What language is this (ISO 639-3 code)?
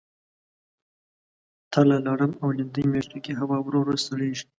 pus